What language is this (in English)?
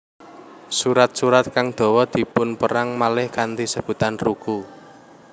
Javanese